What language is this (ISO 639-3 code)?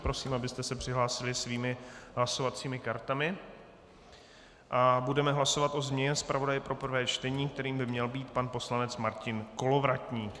ces